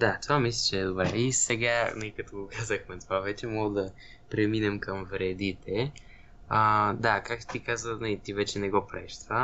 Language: Bulgarian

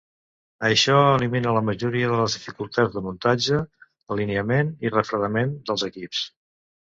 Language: Catalan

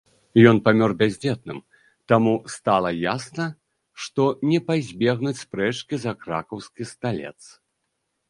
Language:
Belarusian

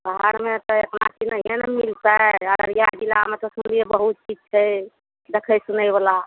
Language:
Maithili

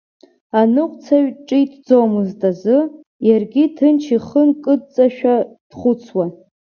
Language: Abkhazian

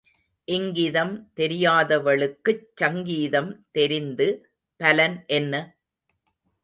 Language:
Tamil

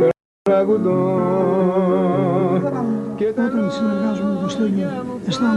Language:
Greek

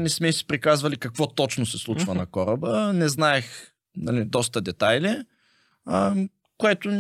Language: Bulgarian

